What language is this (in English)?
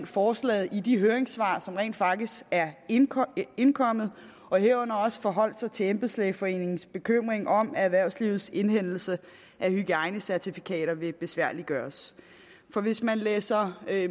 Danish